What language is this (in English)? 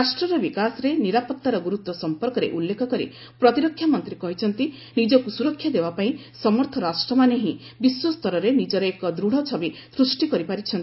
Odia